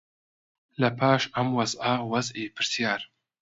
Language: Central Kurdish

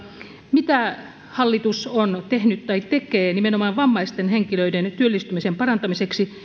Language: Finnish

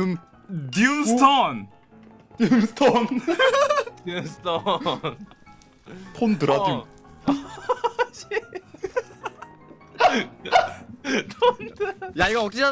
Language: Korean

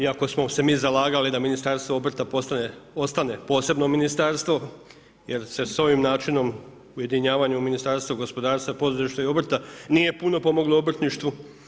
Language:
Croatian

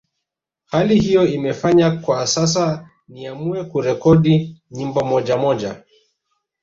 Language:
Swahili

